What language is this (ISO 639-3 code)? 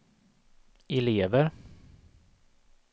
swe